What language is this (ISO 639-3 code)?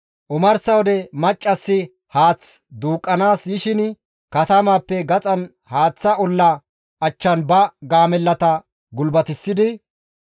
gmv